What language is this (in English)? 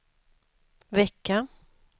Swedish